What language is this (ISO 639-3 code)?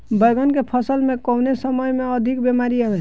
bho